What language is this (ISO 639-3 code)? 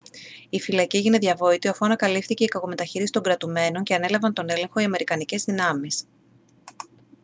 ell